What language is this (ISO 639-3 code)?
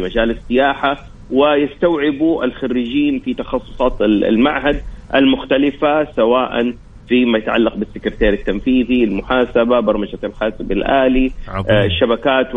ara